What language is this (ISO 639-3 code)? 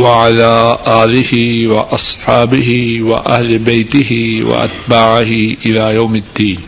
urd